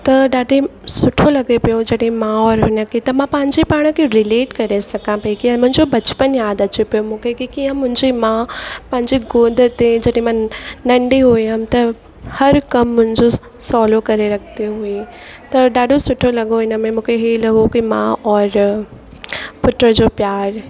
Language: Sindhi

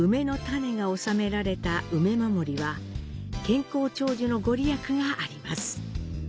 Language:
Japanese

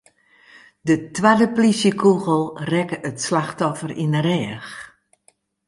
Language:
Western Frisian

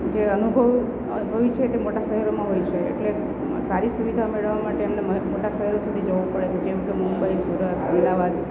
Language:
Gujarati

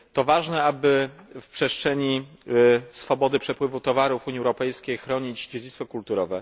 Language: Polish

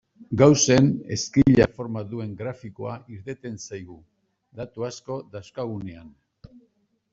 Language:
Basque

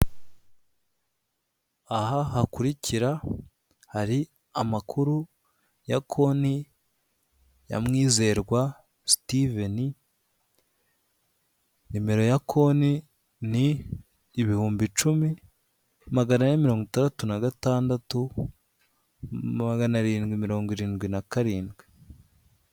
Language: Kinyarwanda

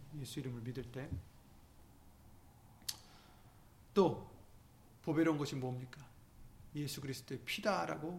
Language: Korean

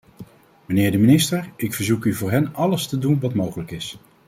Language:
Dutch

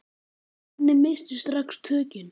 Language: Icelandic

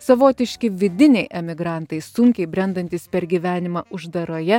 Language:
Lithuanian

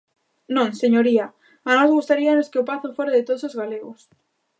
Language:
Galician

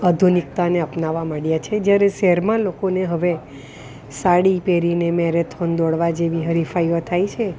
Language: Gujarati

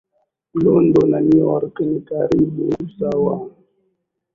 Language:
Swahili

